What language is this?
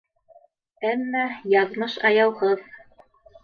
Bashkir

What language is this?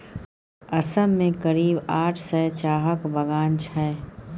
Maithili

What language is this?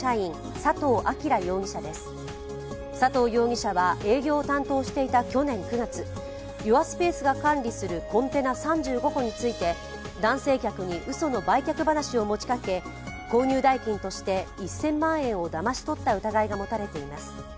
Japanese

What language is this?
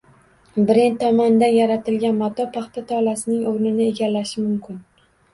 Uzbek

